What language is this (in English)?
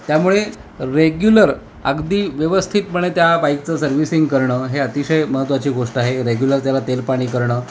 Marathi